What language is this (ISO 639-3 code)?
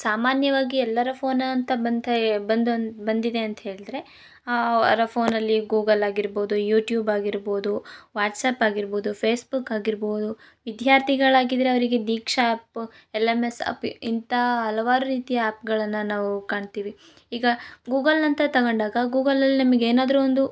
kan